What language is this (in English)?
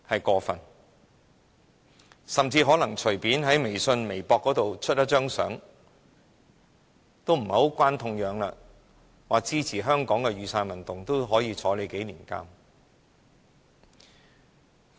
Cantonese